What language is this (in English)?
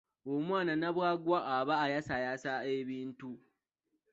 Ganda